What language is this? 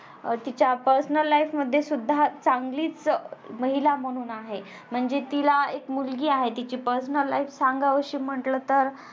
Marathi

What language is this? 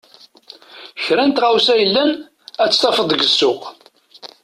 Kabyle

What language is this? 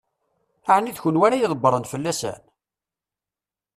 Kabyle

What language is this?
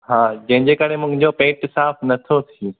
Sindhi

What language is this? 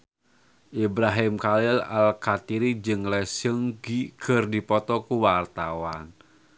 Sundanese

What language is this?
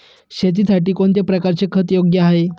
Marathi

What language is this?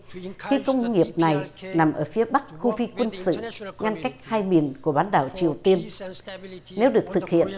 Vietnamese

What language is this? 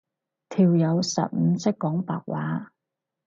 Cantonese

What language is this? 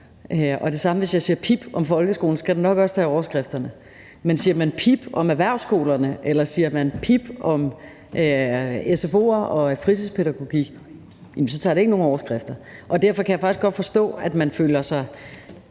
Danish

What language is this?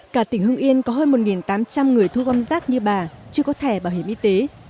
Vietnamese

